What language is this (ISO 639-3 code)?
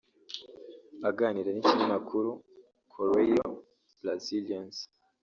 kin